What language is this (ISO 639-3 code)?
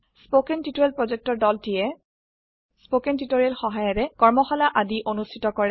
asm